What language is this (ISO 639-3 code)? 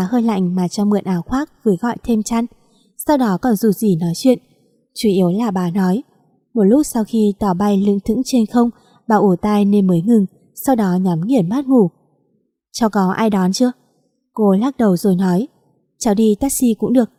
vie